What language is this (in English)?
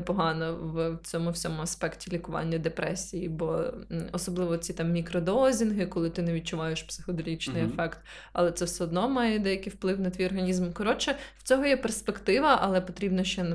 Ukrainian